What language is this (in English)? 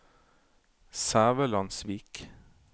Norwegian